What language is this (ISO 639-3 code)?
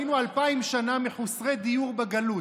heb